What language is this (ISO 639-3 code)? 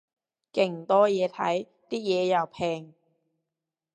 yue